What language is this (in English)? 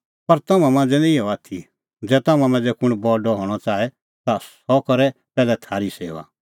Kullu Pahari